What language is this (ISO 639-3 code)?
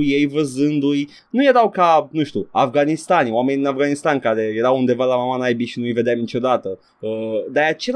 ron